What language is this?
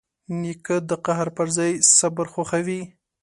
Pashto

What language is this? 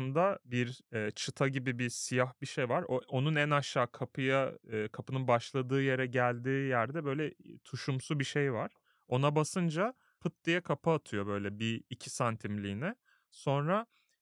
Turkish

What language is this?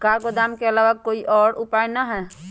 Magahi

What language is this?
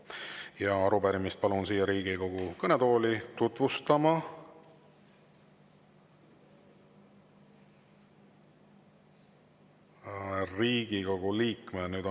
Estonian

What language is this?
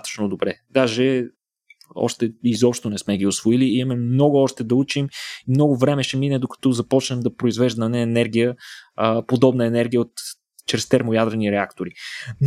Bulgarian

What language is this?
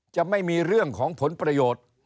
Thai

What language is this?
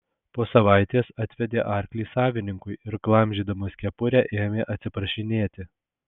Lithuanian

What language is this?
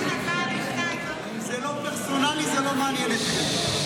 Hebrew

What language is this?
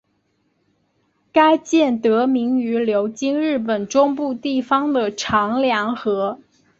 Chinese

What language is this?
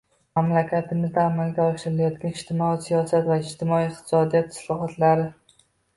Uzbek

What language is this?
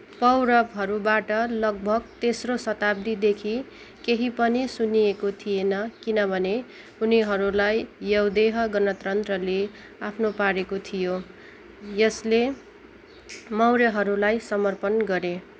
Nepali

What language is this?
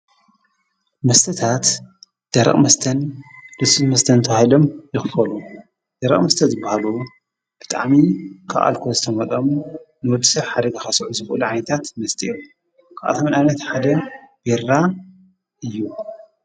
Tigrinya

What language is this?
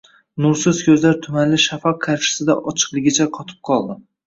Uzbek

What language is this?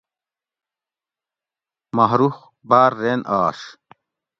Gawri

